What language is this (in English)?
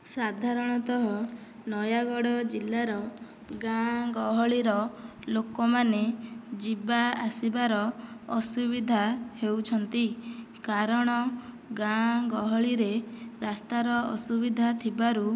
Odia